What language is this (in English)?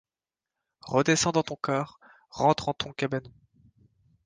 French